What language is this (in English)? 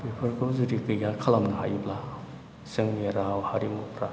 Bodo